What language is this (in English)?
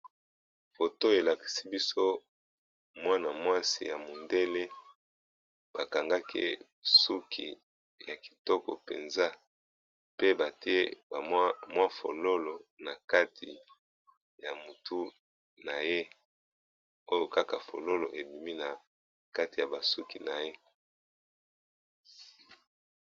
Lingala